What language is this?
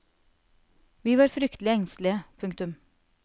Norwegian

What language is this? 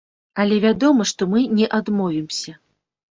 Belarusian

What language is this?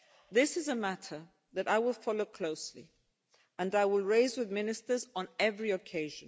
English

